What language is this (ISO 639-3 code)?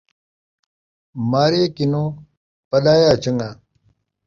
skr